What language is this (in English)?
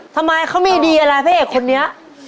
Thai